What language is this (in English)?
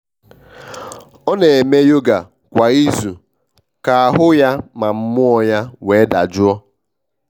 Igbo